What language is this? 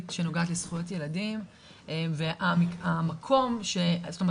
Hebrew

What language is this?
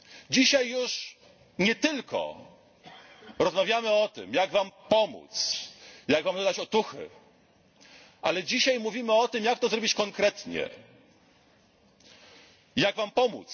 Polish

